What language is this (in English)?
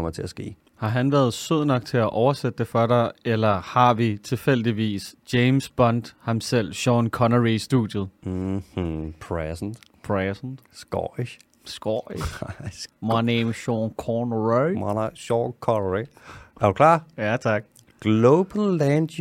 Danish